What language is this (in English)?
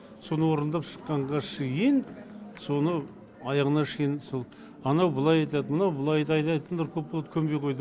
Kazakh